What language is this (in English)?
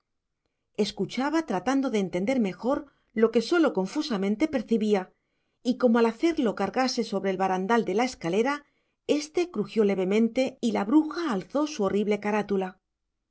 Spanish